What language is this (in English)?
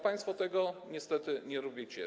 Polish